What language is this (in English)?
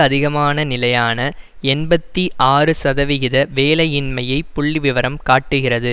Tamil